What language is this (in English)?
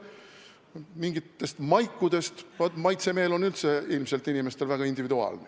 Estonian